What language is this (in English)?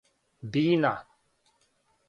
Serbian